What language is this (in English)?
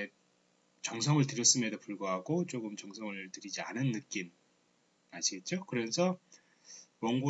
Korean